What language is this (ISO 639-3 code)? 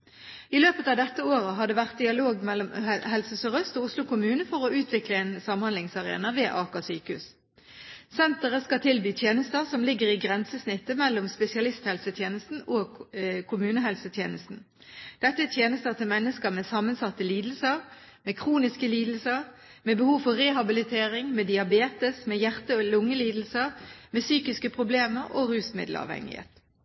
nob